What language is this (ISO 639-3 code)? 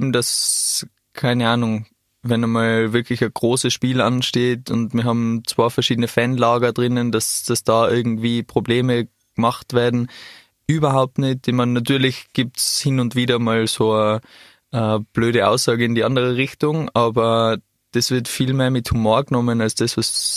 deu